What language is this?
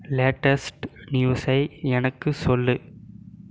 Tamil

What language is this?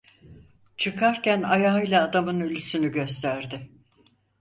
Turkish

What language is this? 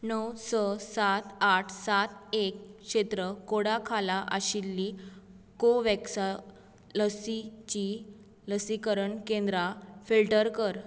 Konkani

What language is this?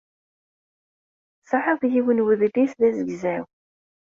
Kabyle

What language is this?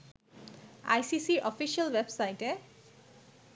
Bangla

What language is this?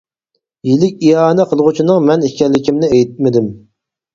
Uyghur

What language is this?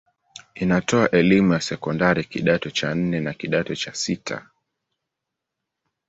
Swahili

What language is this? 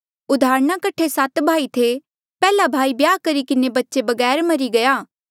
Mandeali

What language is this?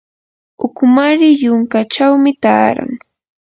Yanahuanca Pasco Quechua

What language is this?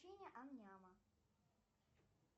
Russian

